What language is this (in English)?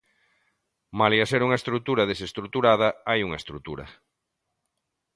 Galician